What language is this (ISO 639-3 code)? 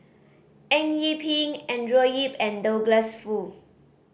eng